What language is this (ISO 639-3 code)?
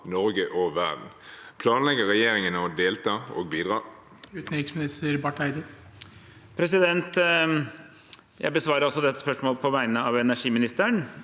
nor